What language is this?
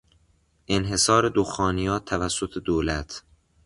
Persian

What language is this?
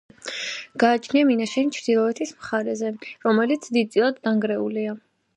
Georgian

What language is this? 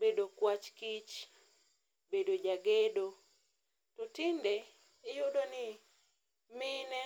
Luo (Kenya and Tanzania)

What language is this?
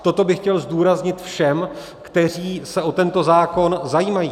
Czech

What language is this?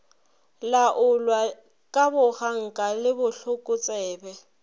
Northern Sotho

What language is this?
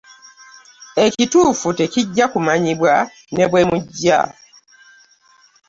Ganda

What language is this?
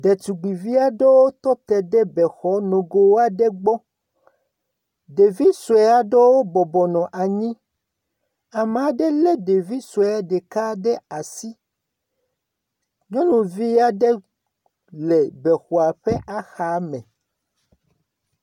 Ewe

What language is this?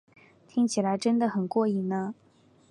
Chinese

